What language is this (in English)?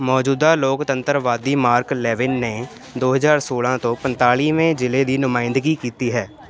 Punjabi